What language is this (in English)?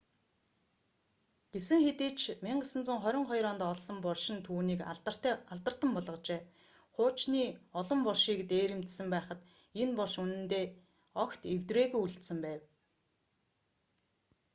Mongolian